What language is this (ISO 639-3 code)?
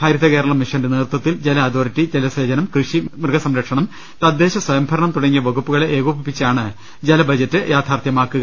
mal